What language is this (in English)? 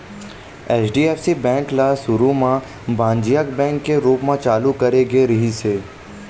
Chhattisgarhi